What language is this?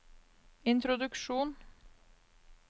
Norwegian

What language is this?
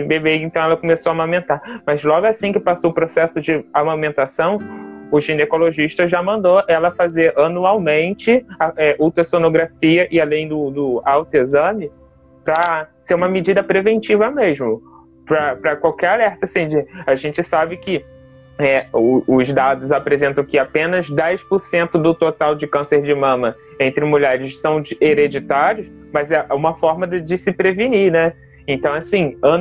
Portuguese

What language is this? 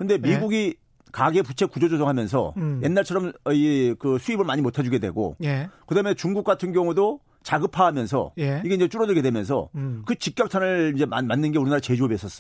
Korean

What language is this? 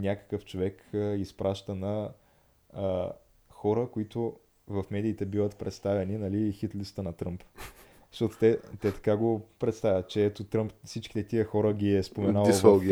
Bulgarian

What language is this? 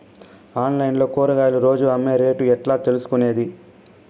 Telugu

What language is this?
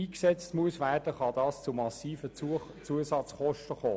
Swiss German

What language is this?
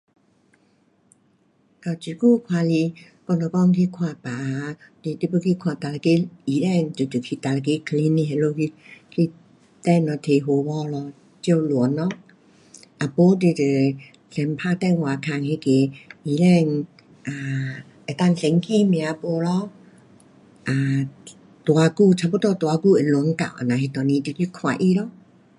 Pu-Xian Chinese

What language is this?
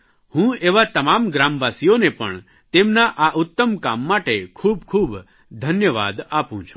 Gujarati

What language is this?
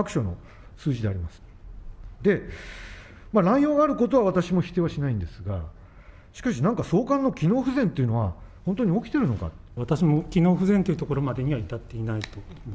Japanese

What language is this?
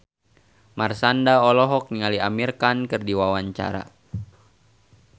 Sundanese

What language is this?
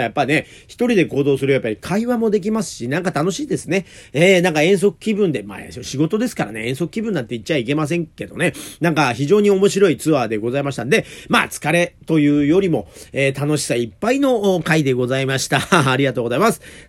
Japanese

